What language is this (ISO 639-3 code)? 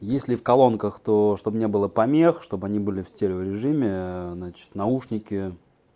rus